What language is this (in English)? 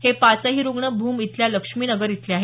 Marathi